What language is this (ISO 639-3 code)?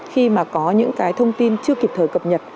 vie